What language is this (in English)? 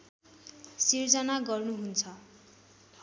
Nepali